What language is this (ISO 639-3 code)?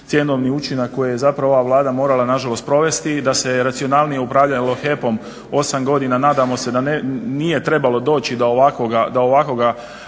hrv